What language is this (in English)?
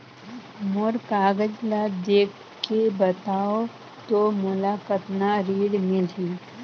Chhattisgarhi